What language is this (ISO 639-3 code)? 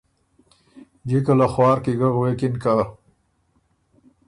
oru